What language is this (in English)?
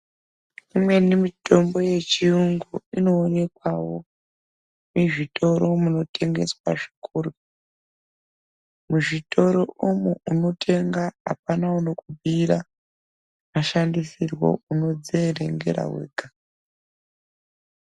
Ndau